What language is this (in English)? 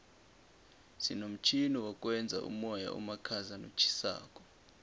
South Ndebele